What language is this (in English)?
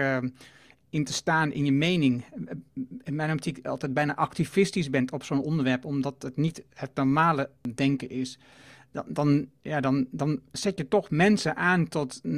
Dutch